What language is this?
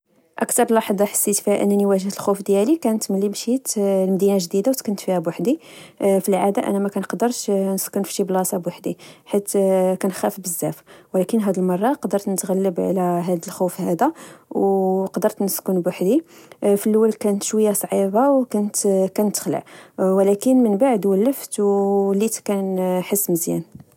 Moroccan Arabic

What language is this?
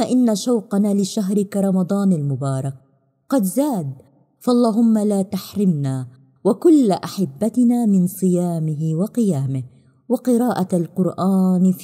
Arabic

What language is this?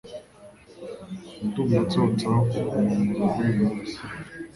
Kinyarwanda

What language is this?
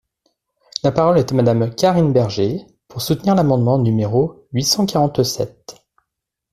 French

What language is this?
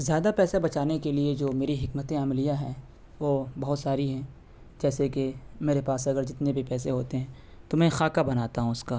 Urdu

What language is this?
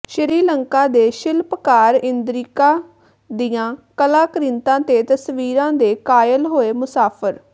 Punjabi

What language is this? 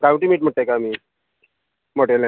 Konkani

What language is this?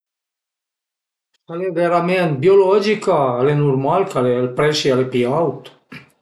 Piedmontese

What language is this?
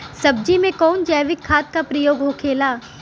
Bhojpuri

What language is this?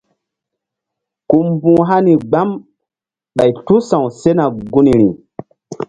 Mbum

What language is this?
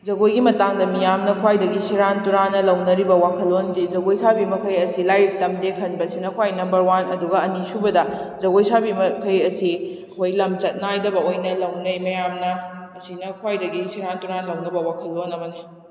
Manipuri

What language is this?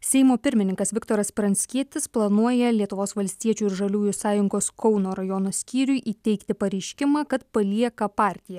Lithuanian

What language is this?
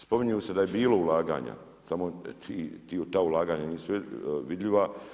Croatian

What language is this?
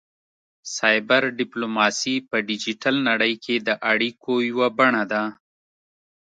Pashto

